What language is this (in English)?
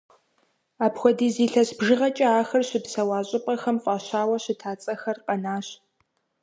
Kabardian